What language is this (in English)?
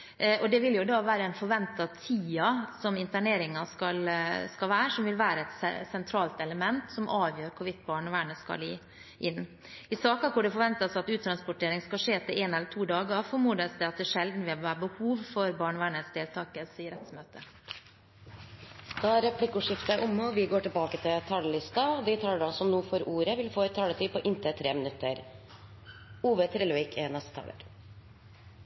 Norwegian